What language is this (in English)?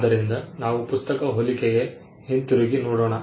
Kannada